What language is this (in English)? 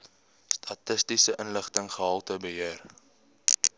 Afrikaans